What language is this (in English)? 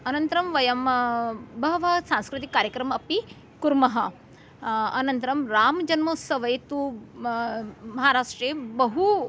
Sanskrit